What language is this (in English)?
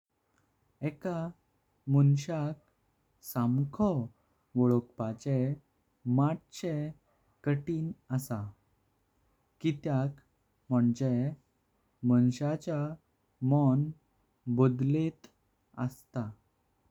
Konkani